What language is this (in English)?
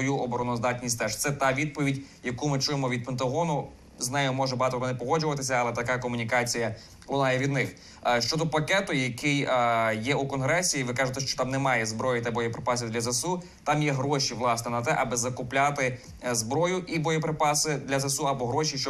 Ukrainian